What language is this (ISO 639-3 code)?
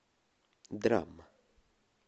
rus